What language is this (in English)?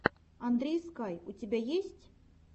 Russian